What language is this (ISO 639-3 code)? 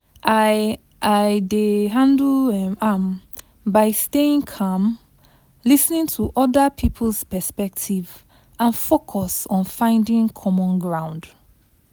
pcm